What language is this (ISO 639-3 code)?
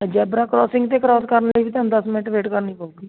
pan